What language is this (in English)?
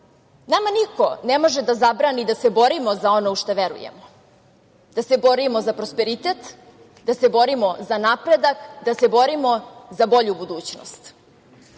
Serbian